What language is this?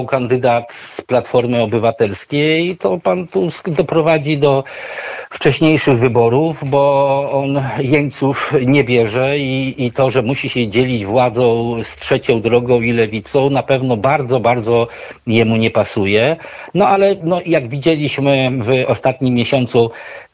Polish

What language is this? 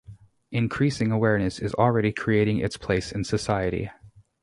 English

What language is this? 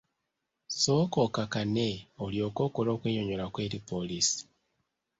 Ganda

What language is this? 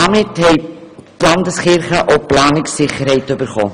Swiss German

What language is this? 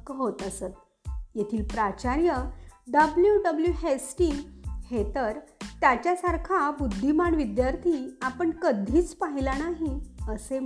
Marathi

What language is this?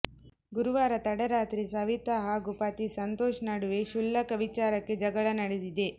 Kannada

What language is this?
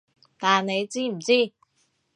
Cantonese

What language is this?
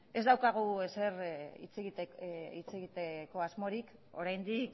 Basque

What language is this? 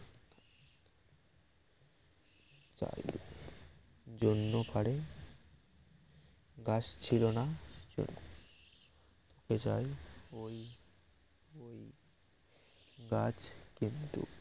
Bangla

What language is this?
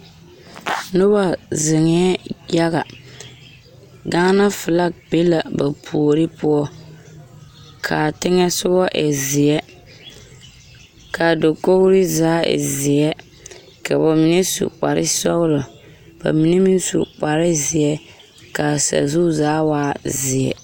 Southern Dagaare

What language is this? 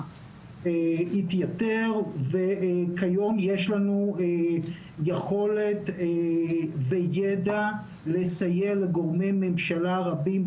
Hebrew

